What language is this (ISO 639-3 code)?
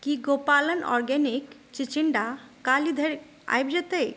mai